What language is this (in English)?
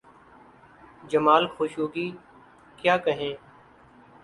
Urdu